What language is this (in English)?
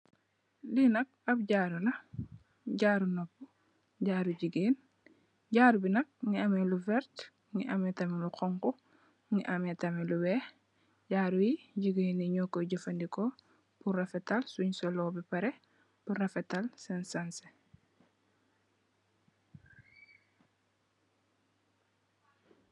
Wolof